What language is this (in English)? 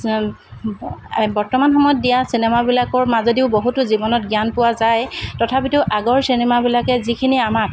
Assamese